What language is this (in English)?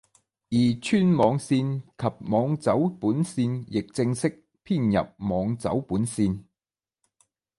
Chinese